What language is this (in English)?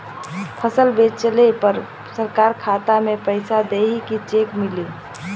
Bhojpuri